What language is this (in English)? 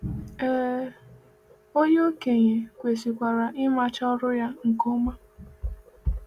Igbo